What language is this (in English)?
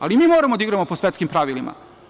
Serbian